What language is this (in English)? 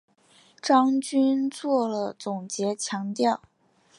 Chinese